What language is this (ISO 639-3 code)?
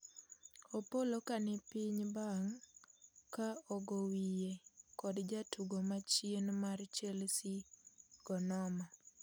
luo